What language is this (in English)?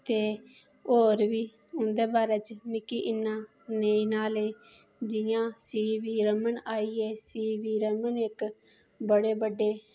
Dogri